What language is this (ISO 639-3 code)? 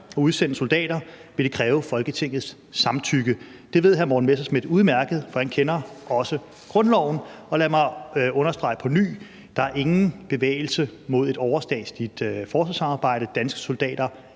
dan